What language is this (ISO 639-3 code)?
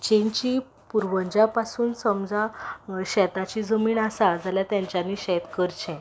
kok